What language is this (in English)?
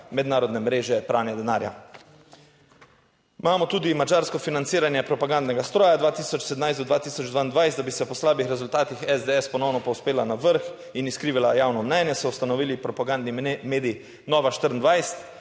Slovenian